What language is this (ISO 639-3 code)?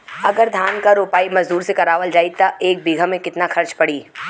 bho